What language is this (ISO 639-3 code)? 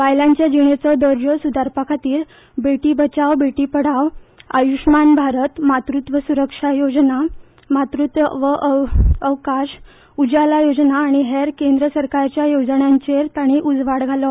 kok